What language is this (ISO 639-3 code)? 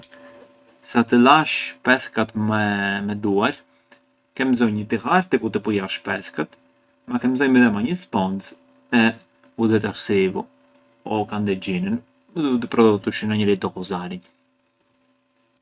aae